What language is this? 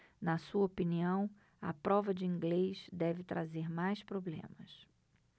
Portuguese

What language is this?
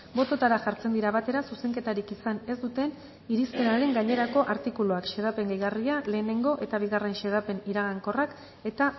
Basque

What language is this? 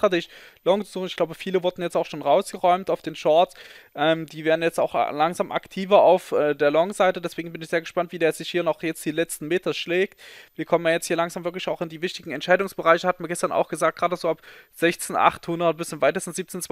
German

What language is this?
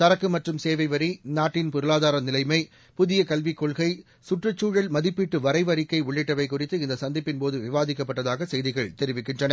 Tamil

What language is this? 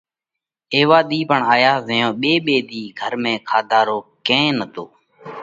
Parkari Koli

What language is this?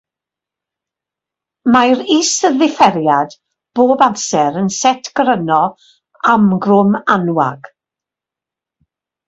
Welsh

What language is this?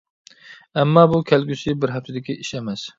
Uyghur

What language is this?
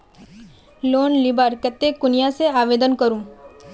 Magahi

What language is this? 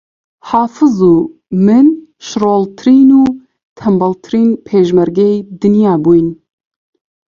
Central Kurdish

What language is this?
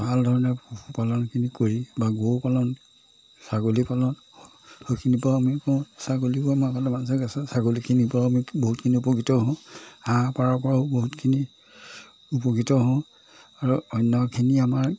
Assamese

